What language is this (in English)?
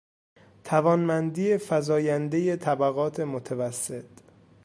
Persian